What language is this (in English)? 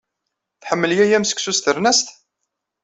Kabyle